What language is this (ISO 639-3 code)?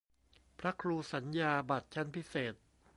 tha